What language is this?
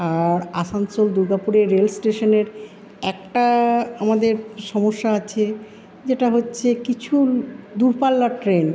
Bangla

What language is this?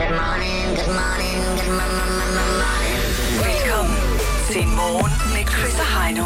Danish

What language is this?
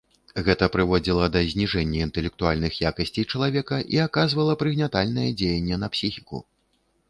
Belarusian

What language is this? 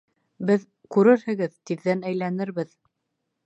Bashkir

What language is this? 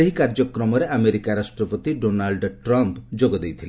Odia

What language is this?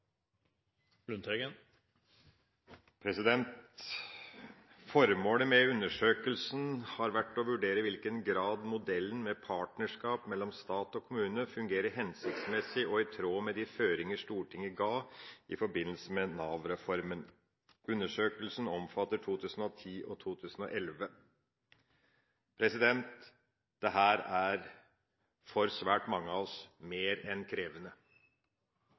Norwegian Bokmål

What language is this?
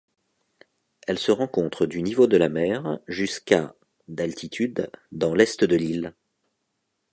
French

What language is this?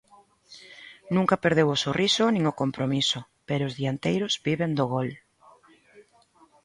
Galician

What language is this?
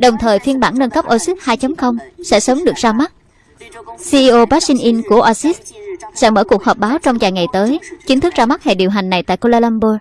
Vietnamese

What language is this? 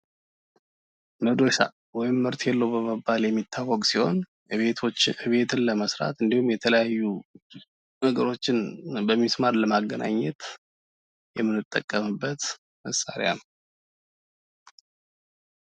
Amharic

